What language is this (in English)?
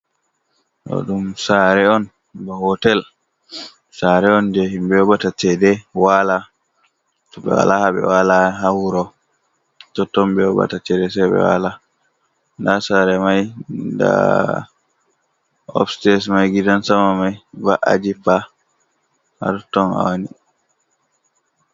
Fula